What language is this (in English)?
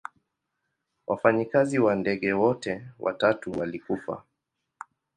Swahili